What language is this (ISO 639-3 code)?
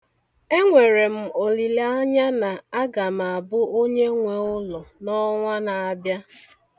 ibo